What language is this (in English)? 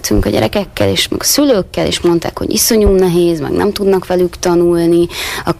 Hungarian